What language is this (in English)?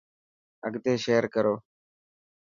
Dhatki